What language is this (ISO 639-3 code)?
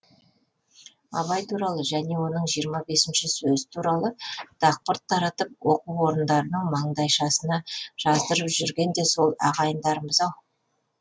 kaz